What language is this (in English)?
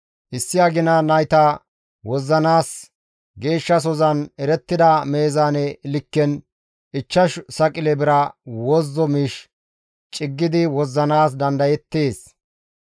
Gamo